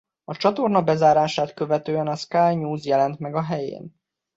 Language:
Hungarian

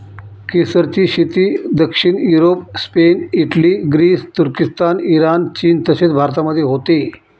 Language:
Marathi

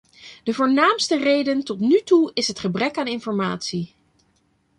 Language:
Dutch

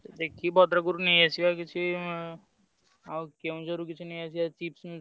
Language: Odia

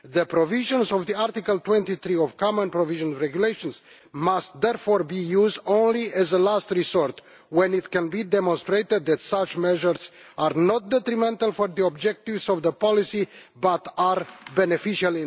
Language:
English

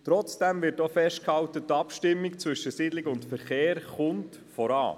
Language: Swiss German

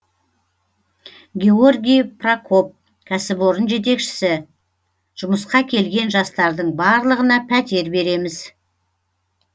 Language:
Kazakh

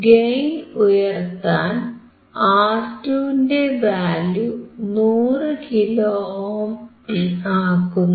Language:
Malayalam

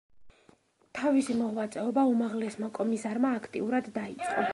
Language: Georgian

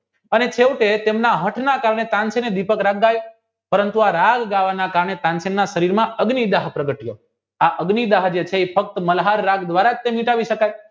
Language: Gujarati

